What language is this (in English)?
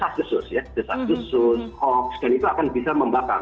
Indonesian